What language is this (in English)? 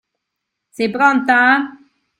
Italian